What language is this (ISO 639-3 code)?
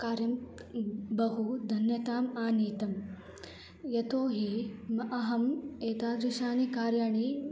san